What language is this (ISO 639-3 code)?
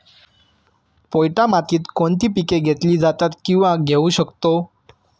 mar